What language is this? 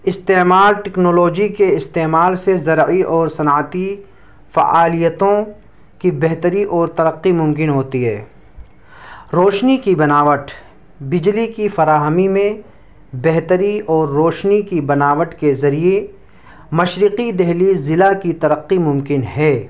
Urdu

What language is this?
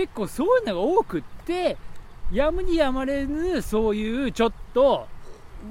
Japanese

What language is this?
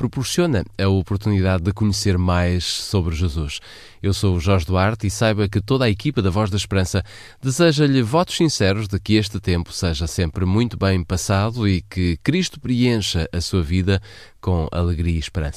Portuguese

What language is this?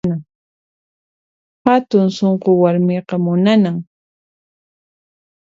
Puno Quechua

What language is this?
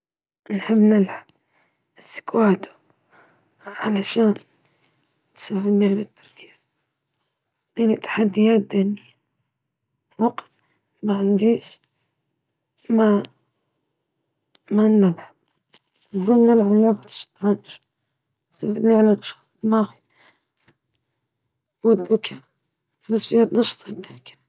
Libyan Arabic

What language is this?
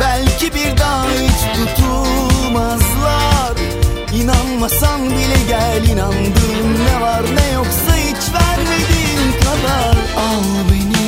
Turkish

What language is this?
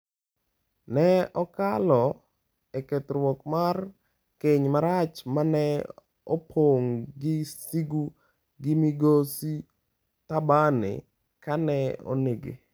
Luo (Kenya and Tanzania)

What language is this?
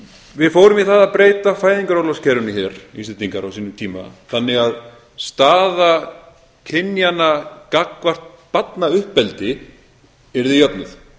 Icelandic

